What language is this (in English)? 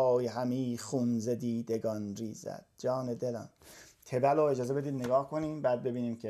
Persian